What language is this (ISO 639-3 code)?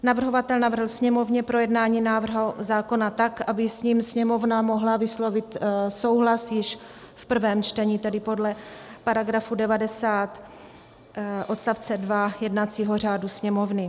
ces